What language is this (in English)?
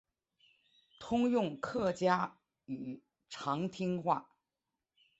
Chinese